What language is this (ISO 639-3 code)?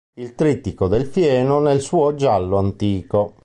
ita